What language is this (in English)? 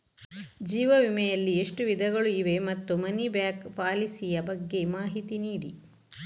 Kannada